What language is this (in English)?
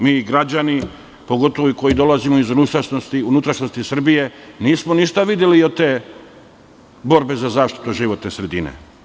Serbian